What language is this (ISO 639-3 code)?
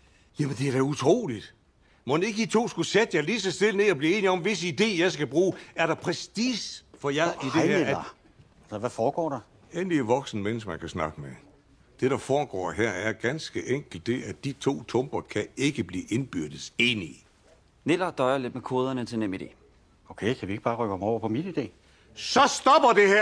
dan